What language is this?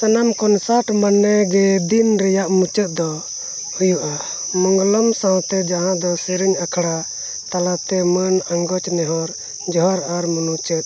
Santali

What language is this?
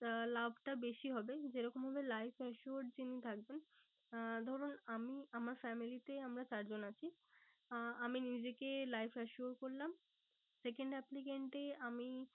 Bangla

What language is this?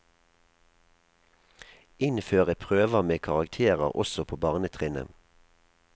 Norwegian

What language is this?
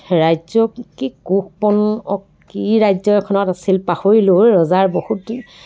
Assamese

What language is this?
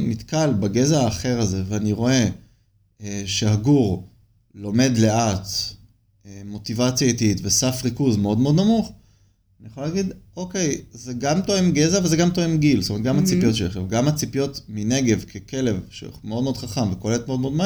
Hebrew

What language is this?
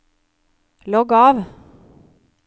Norwegian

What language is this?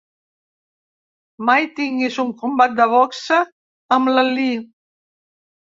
Catalan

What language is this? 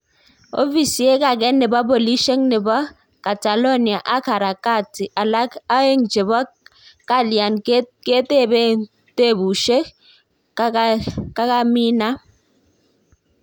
Kalenjin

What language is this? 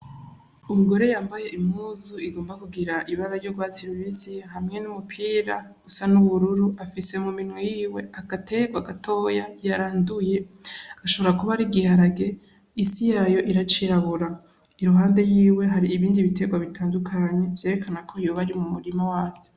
Rundi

